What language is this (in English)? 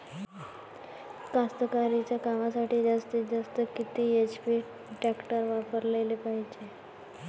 Marathi